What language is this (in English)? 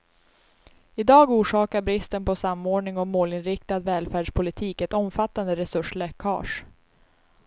Swedish